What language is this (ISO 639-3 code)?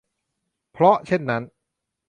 tha